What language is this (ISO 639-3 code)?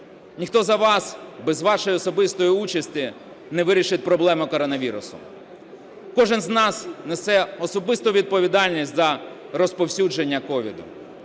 ukr